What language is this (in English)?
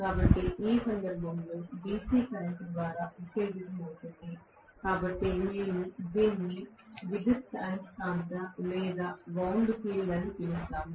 Telugu